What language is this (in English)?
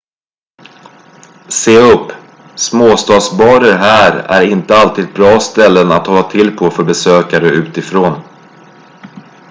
Swedish